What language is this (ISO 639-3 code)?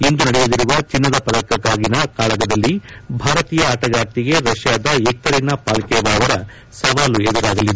kan